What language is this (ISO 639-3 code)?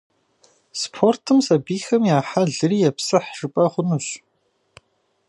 kbd